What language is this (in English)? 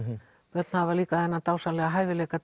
Icelandic